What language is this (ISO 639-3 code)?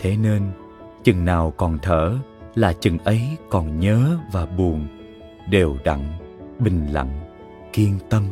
vie